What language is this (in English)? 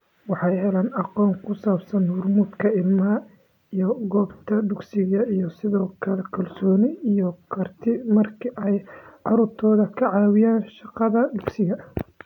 Somali